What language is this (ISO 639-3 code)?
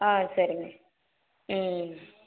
tam